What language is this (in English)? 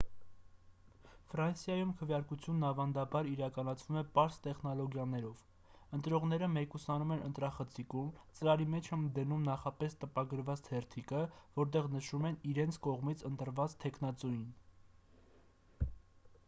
Armenian